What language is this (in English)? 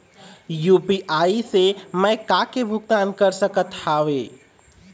Chhattisgarhi